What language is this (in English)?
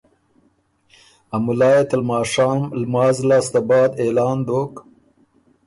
Ormuri